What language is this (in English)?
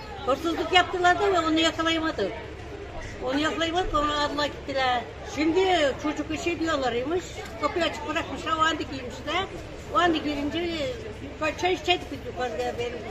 Turkish